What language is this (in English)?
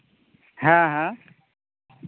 Santali